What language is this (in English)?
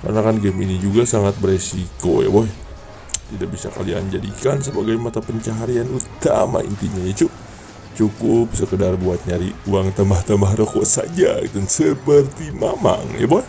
Indonesian